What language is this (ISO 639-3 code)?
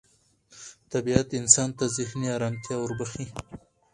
pus